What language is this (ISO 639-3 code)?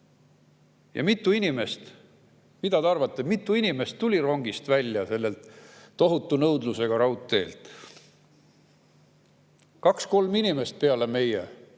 est